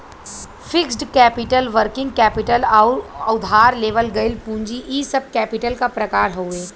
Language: Bhojpuri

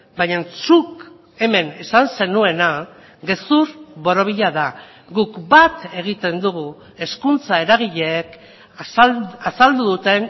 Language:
Basque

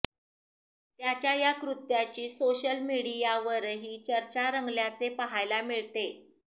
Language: Marathi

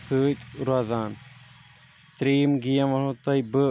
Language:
Kashmiri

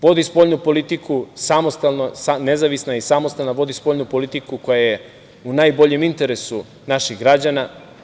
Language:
Serbian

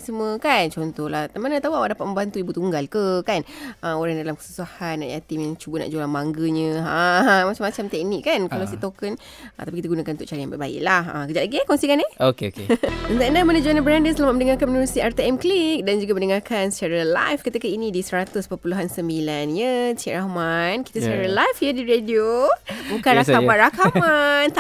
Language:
Malay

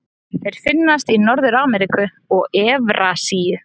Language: Icelandic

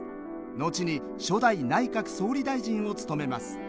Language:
Japanese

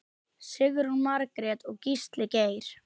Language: Icelandic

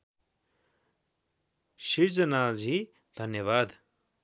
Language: Nepali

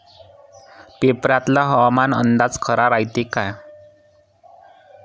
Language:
Marathi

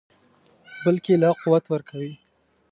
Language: Pashto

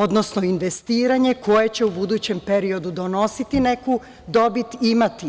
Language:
Serbian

